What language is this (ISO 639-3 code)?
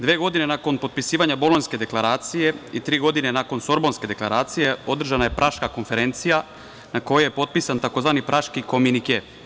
srp